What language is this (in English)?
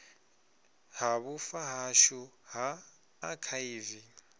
Venda